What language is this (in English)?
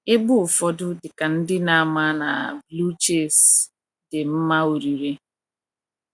Igbo